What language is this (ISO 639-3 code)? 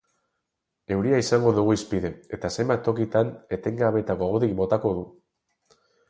eus